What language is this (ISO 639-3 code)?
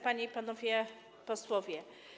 pol